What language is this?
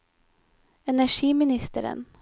Norwegian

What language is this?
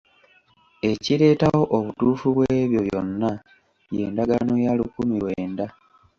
Ganda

